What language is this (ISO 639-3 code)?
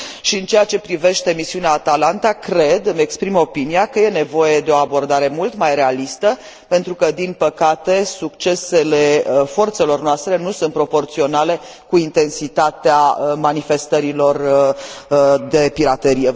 ron